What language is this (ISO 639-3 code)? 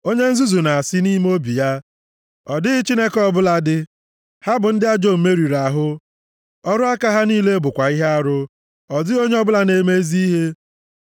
ibo